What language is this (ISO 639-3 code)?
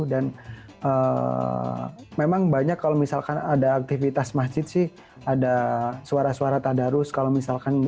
ind